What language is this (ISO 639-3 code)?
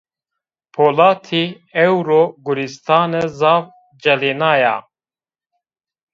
zza